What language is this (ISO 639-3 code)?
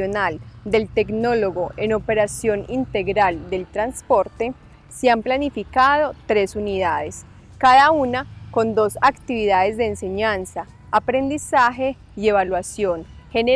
spa